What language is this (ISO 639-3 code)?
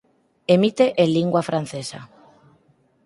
glg